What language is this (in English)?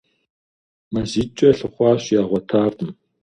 Kabardian